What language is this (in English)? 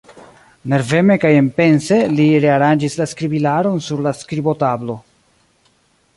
Esperanto